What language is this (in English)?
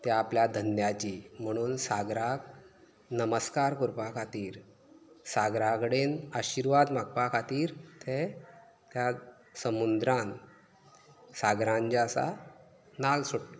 Konkani